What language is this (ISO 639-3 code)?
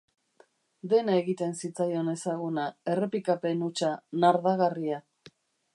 eus